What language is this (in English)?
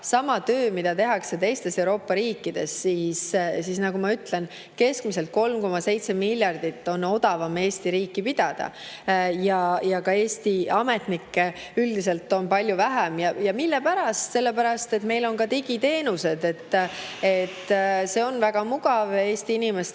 Estonian